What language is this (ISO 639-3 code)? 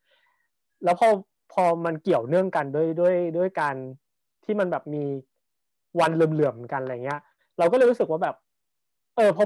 tha